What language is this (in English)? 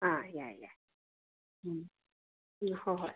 Manipuri